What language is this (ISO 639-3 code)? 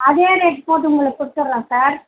tam